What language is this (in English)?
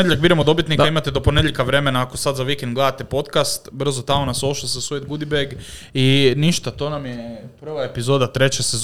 Croatian